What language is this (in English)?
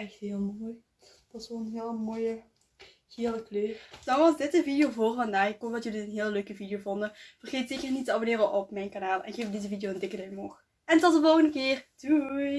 Dutch